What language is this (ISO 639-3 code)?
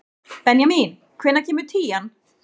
isl